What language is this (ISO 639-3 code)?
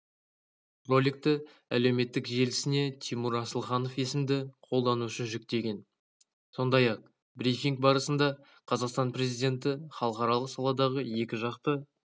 kaz